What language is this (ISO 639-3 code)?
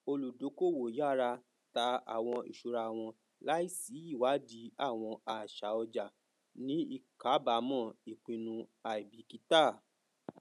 yor